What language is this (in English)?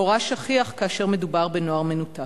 Hebrew